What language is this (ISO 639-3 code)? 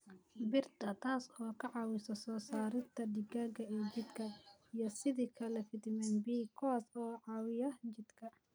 som